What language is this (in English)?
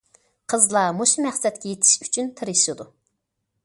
Uyghur